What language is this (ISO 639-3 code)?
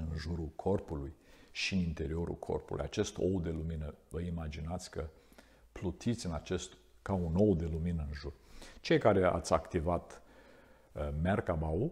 ron